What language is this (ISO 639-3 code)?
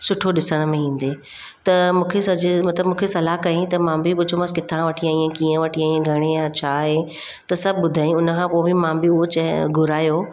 snd